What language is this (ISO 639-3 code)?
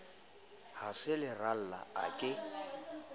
sot